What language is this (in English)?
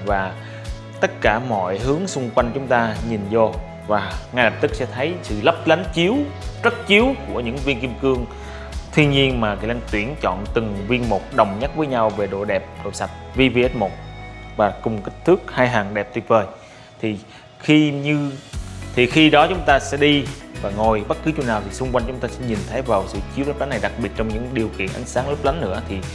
Vietnamese